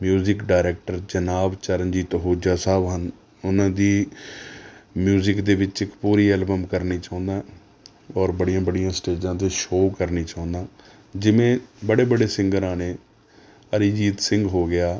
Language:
Punjabi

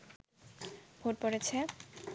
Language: Bangla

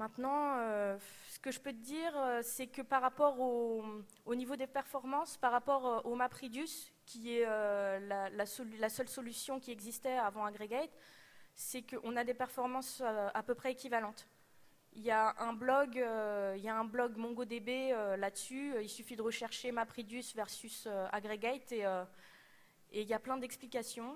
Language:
French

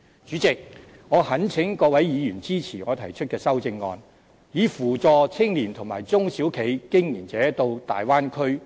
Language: Cantonese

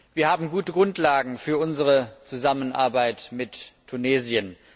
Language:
German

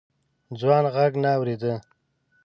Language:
Pashto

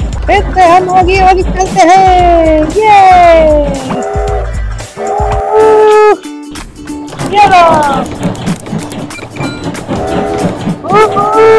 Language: Korean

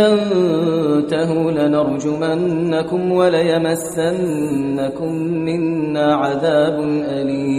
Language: Persian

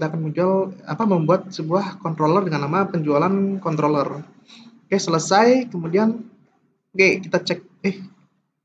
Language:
Indonesian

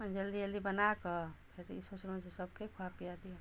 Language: Maithili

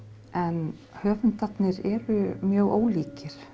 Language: Icelandic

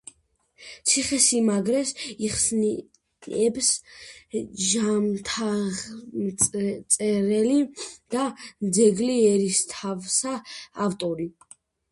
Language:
Georgian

